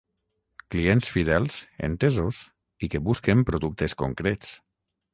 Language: Catalan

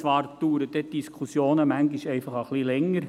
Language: Swiss German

